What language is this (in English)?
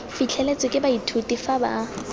Tswana